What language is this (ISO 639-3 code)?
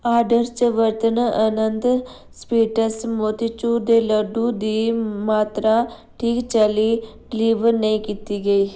doi